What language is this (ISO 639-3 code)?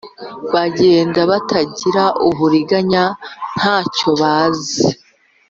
kin